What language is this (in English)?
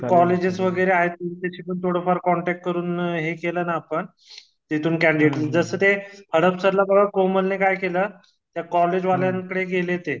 Marathi